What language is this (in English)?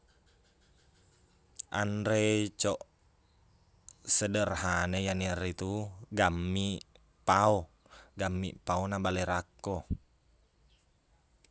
Buginese